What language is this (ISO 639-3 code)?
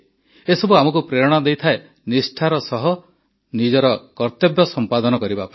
ori